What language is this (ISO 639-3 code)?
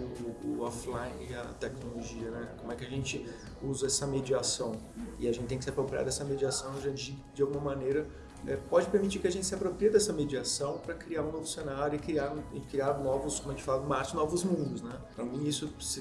por